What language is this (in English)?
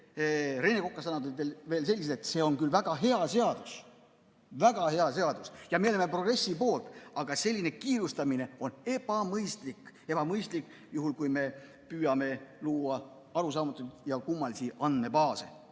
Estonian